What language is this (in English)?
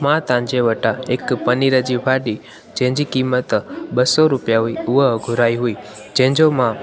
Sindhi